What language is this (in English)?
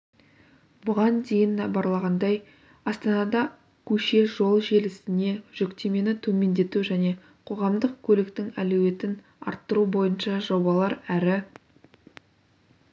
Kazakh